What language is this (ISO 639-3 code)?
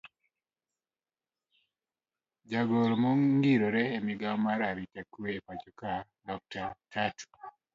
luo